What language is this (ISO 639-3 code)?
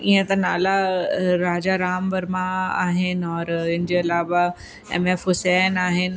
snd